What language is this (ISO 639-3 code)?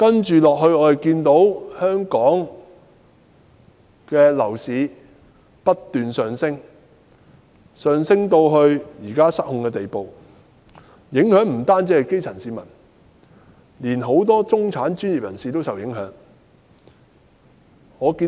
yue